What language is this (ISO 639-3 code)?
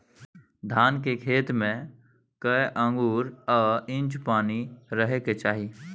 mai